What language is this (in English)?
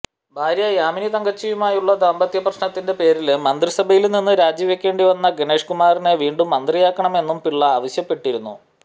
Malayalam